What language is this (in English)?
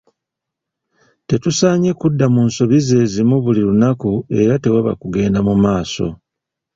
Ganda